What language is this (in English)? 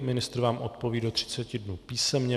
Czech